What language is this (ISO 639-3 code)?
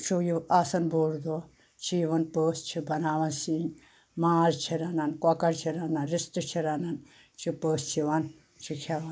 kas